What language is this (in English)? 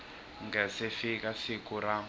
Tsonga